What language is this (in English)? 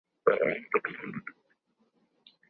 Urdu